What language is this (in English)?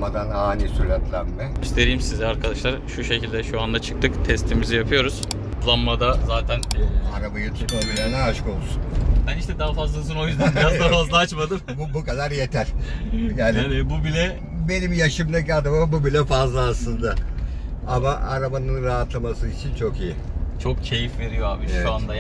Turkish